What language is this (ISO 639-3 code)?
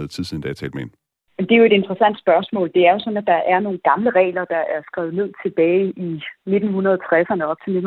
dan